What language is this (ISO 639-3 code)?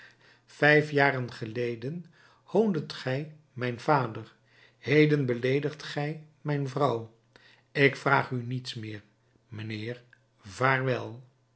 nld